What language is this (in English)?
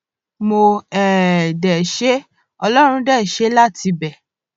Yoruba